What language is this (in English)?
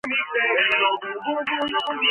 Georgian